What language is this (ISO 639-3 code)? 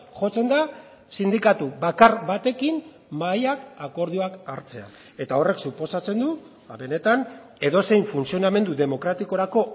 eus